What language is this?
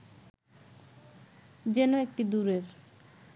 Bangla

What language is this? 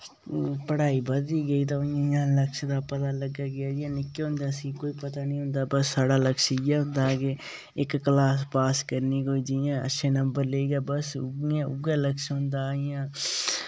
Dogri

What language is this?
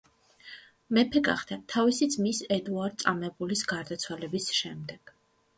Georgian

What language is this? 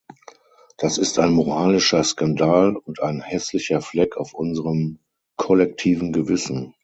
German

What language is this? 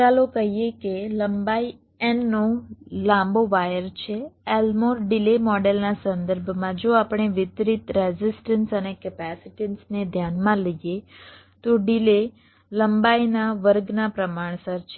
Gujarati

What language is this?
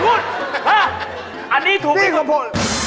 Thai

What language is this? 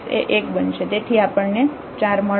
Gujarati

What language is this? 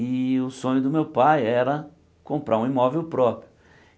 Portuguese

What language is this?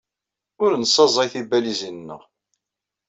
Kabyle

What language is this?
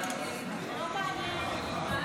Hebrew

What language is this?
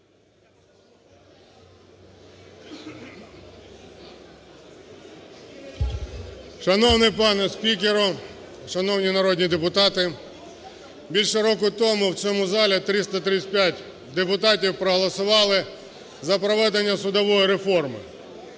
Ukrainian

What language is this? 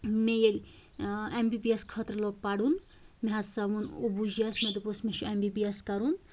Kashmiri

